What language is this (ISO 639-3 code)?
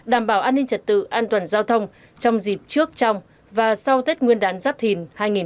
vie